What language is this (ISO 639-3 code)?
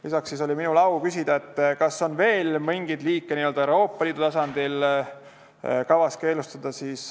est